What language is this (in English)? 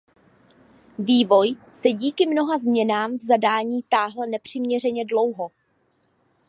Czech